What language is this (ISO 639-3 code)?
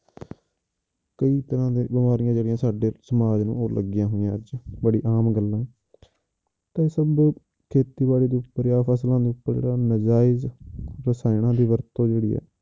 pan